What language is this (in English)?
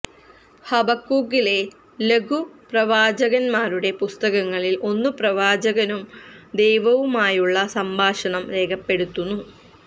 Malayalam